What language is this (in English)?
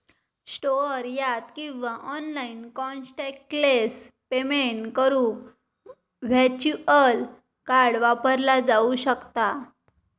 Marathi